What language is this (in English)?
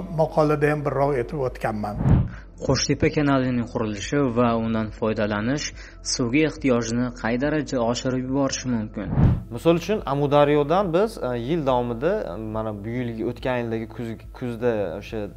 Turkish